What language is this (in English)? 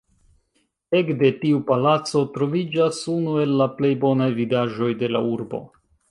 Esperanto